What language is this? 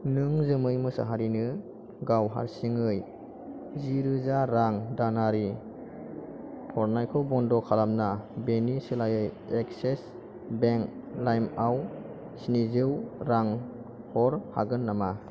Bodo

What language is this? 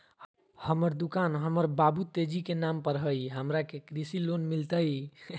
Magahi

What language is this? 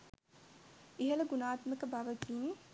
Sinhala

